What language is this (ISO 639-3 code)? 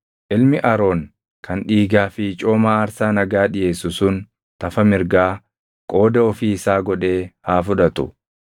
orm